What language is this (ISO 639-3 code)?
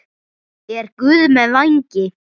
isl